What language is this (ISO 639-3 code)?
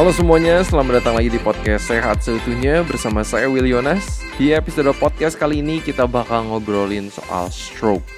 ind